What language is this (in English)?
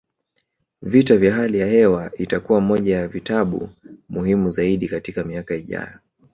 Swahili